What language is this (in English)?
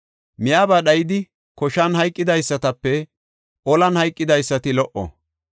Gofa